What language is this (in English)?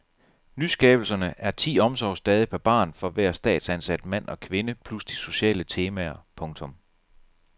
Danish